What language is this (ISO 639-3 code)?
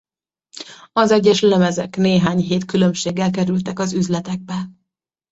hun